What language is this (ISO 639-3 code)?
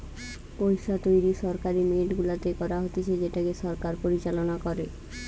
ben